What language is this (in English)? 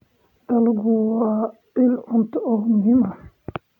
Somali